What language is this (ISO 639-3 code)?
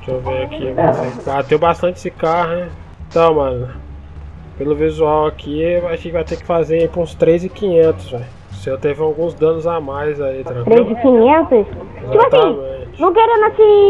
por